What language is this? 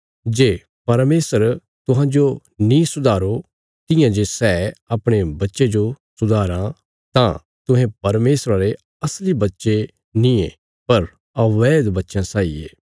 Bilaspuri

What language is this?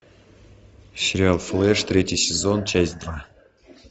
Russian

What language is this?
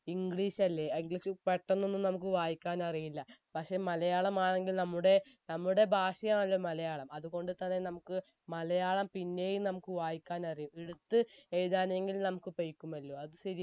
Malayalam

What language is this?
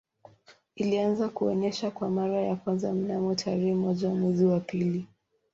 Swahili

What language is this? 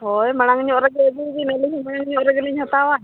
Santali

